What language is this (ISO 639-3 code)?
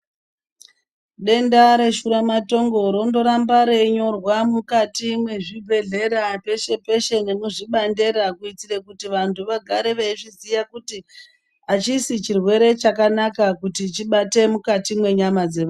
ndc